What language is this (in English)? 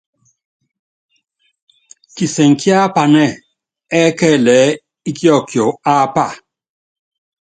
Yangben